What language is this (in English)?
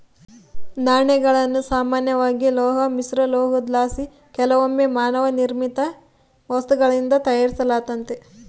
Kannada